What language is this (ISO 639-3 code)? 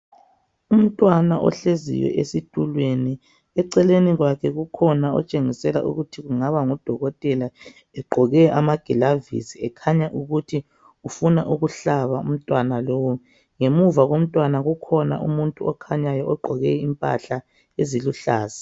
nde